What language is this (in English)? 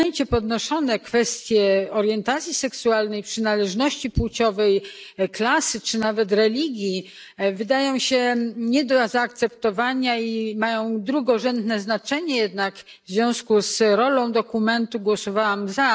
Polish